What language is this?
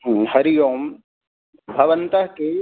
Sanskrit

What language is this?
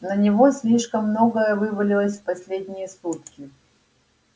Russian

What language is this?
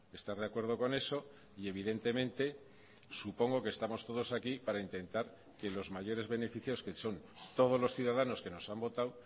Spanish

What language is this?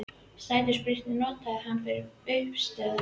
Icelandic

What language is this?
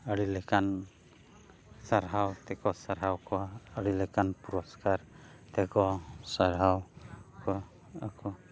Santali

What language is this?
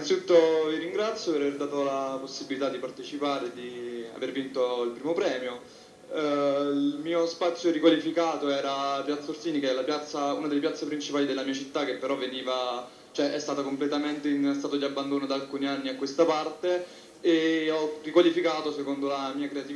Italian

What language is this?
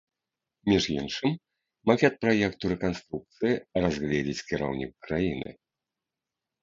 Belarusian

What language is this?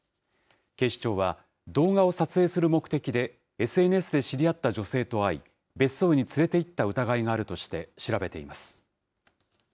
Japanese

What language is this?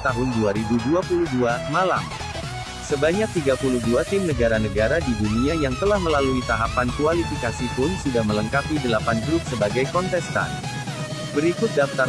Indonesian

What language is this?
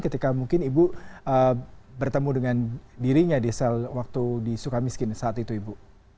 Indonesian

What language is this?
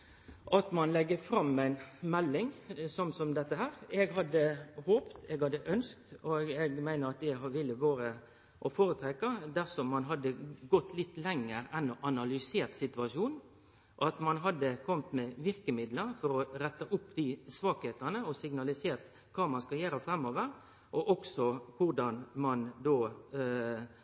Norwegian Nynorsk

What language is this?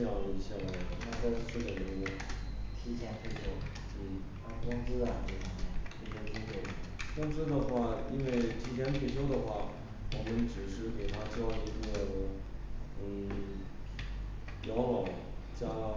Chinese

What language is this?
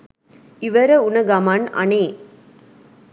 Sinhala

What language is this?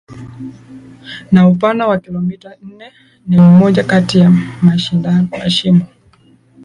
Swahili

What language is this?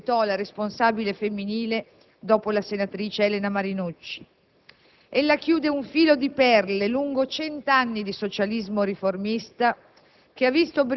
Italian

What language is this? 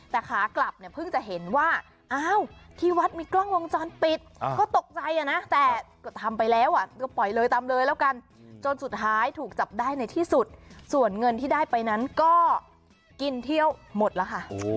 Thai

